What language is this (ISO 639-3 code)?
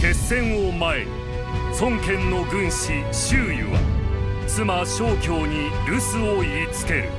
jpn